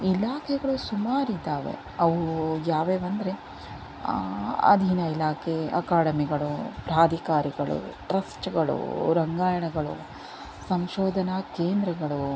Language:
Kannada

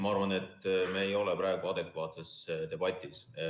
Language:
Estonian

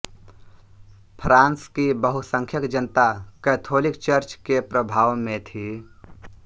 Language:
Hindi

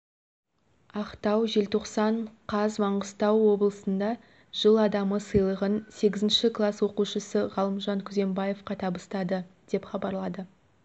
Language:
Kazakh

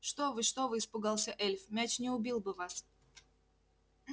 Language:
Russian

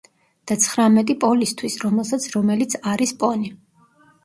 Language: Georgian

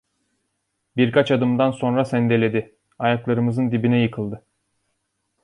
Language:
Turkish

